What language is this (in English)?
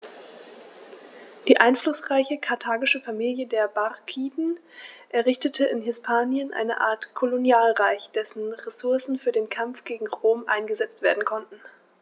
German